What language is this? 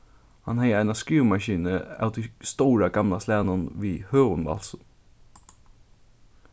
Faroese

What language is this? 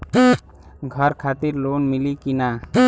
Bhojpuri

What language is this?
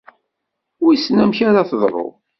Kabyle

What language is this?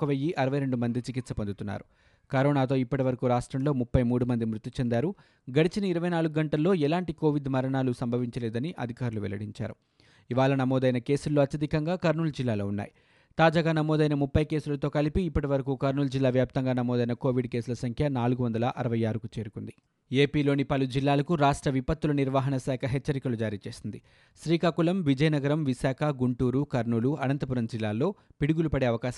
Telugu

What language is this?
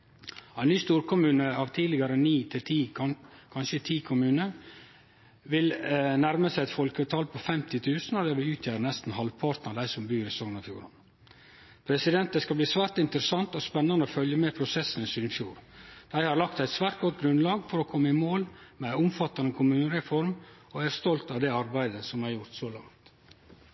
Norwegian Nynorsk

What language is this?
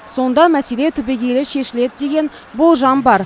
Kazakh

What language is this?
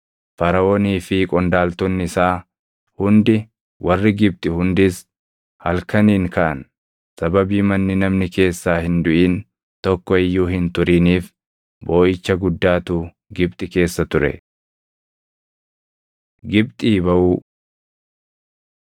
Oromo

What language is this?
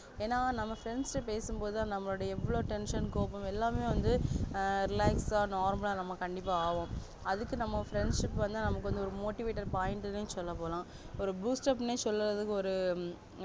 Tamil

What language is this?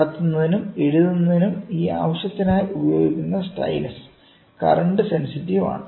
Malayalam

